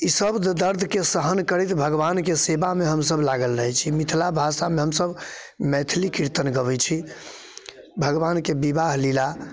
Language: Maithili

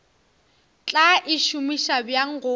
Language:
Northern Sotho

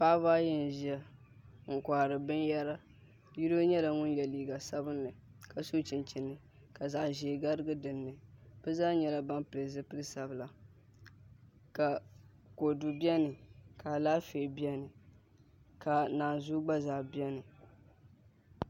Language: Dagbani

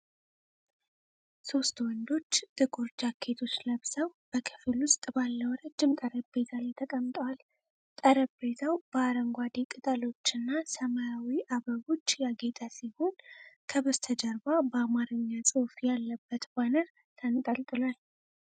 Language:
Amharic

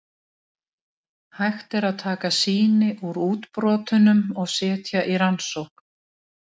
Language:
Icelandic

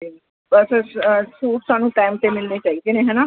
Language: Punjabi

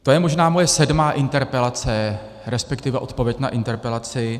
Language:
Czech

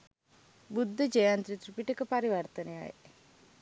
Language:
Sinhala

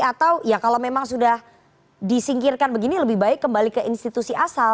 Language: Indonesian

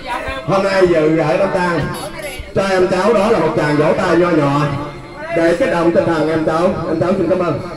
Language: Vietnamese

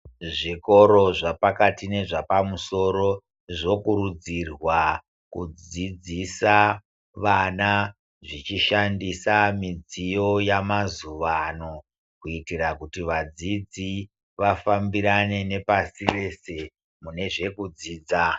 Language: Ndau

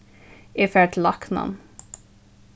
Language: Faroese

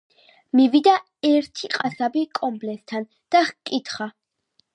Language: Georgian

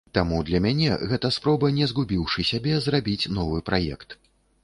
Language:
Belarusian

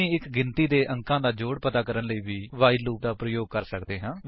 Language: Punjabi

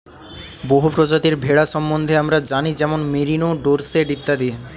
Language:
Bangla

